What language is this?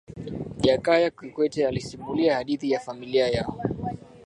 Swahili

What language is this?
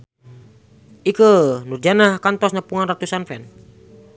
Sundanese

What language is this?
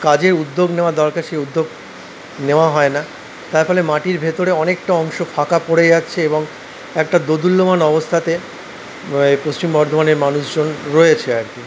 Bangla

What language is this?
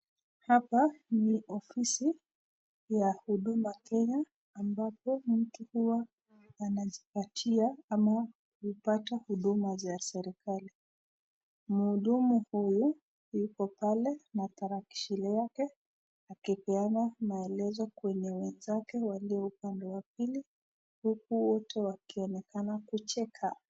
Swahili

